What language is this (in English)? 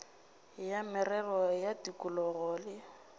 Northern Sotho